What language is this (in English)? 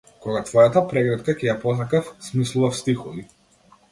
Macedonian